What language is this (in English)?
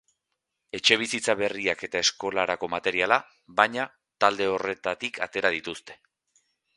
Basque